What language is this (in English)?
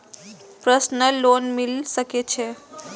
Maithili